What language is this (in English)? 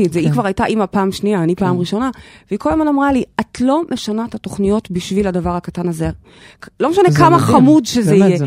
Hebrew